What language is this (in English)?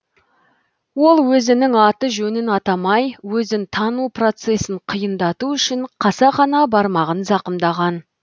Kazakh